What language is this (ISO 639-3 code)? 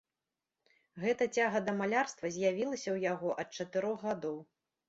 bel